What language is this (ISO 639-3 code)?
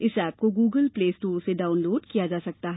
hin